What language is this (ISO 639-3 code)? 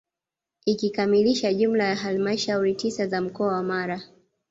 swa